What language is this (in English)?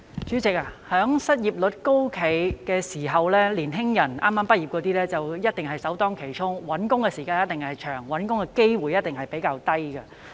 Cantonese